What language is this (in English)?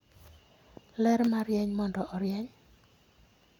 Luo (Kenya and Tanzania)